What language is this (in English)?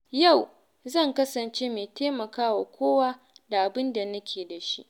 Hausa